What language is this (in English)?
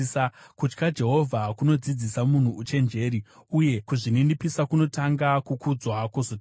Shona